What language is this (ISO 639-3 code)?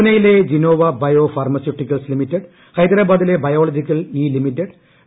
mal